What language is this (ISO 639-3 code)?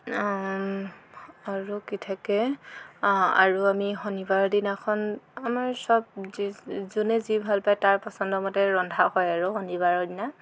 asm